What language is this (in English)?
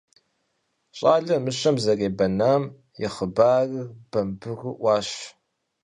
Kabardian